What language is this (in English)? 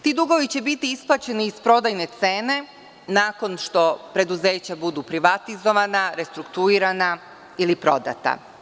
Serbian